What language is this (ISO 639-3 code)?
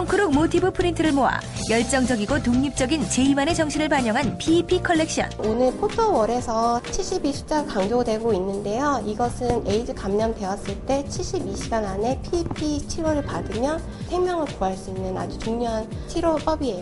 kor